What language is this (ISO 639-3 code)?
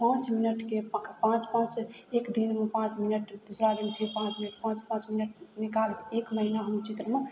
mai